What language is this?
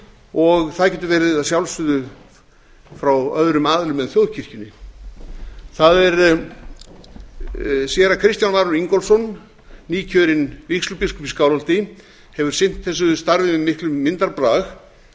Icelandic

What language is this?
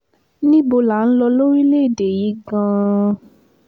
Yoruba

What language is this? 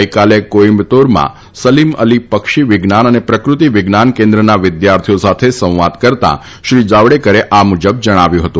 Gujarati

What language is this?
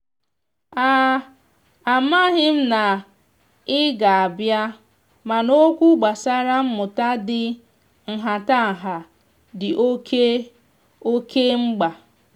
Igbo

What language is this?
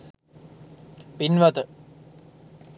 Sinhala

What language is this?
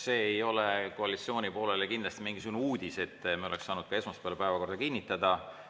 Estonian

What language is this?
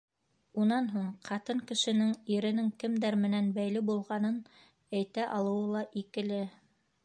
Bashkir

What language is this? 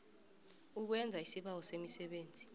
South Ndebele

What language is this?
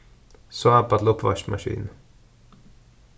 Faroese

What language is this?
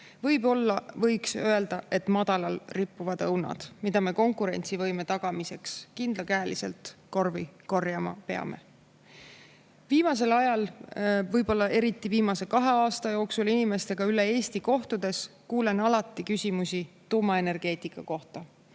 Estonian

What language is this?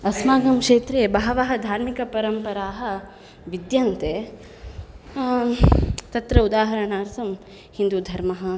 Sanskrit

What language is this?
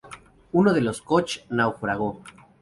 Spanish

